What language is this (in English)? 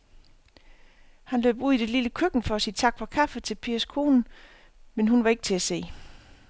Danish